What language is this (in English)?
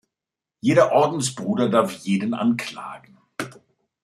German